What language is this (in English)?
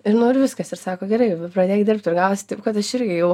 Lithuanian